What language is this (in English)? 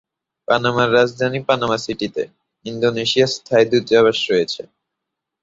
Bangla